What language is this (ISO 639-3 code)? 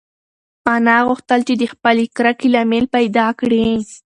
pus